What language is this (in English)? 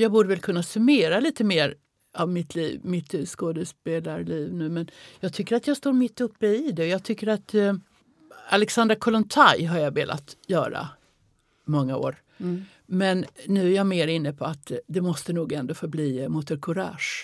Swedish